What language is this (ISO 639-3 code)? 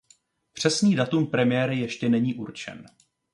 ces